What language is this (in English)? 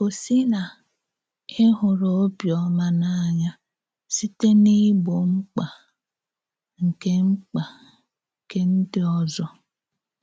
Igbo